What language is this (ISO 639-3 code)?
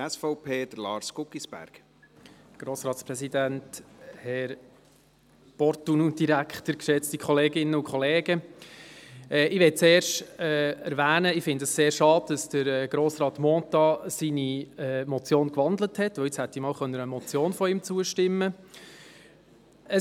gsw